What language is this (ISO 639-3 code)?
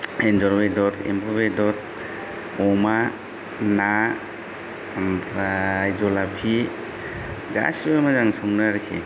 brx